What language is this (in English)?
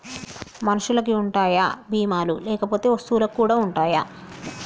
Telugu